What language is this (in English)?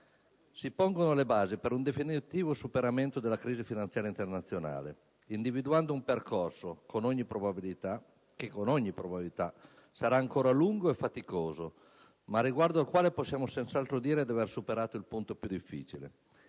Italian